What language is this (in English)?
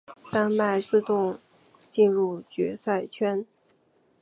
Chinese